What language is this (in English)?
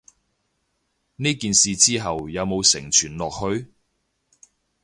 Cantonese